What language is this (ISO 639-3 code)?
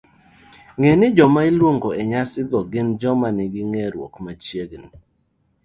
luo